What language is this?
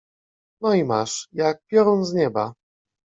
Polish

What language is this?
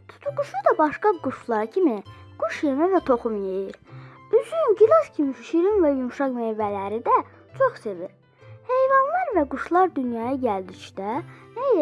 Azerbaijani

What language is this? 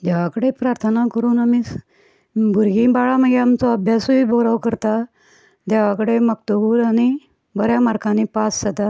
Konkani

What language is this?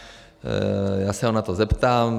Czech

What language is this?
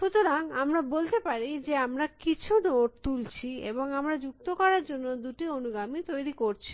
Bangla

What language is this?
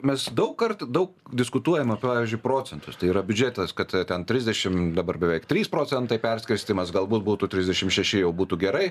Lithuanian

